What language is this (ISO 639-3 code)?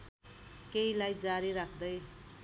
nep